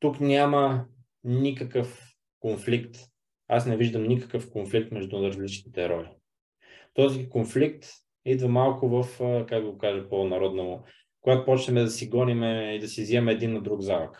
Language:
Bulgarian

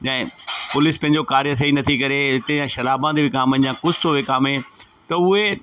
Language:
Sindhi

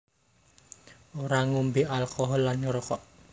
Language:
Javanese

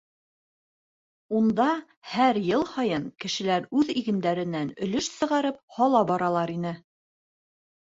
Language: Bashkir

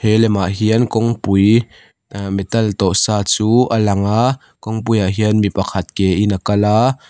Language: Mizo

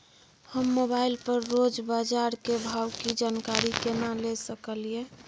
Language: Maithili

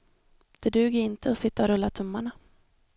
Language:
Swedish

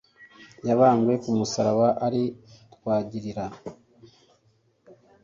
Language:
Kinyarwanda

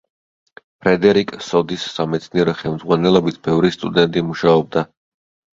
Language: Georgian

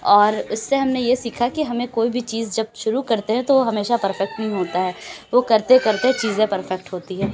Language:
Urdu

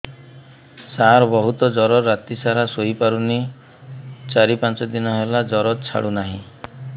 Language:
Odia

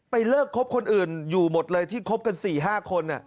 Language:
Thai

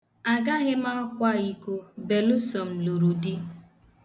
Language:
Igbo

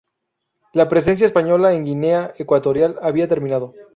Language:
Spanish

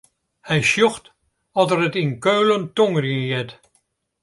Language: Western Frisian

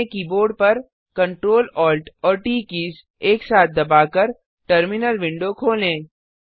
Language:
Hindi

